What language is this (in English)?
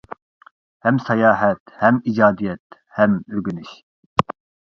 Uyghur